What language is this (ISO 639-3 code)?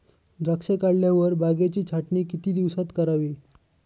mar